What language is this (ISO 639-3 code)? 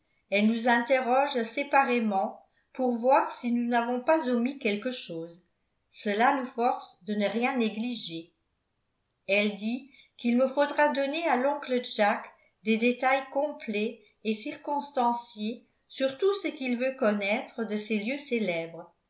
fra